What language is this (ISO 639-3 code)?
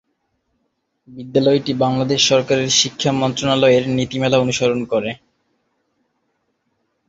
ben